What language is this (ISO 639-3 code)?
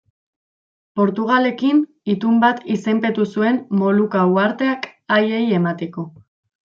eus